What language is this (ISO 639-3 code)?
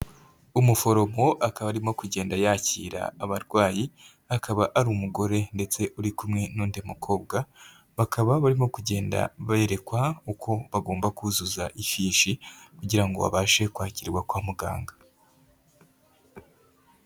kin